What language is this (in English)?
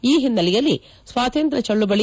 Kannada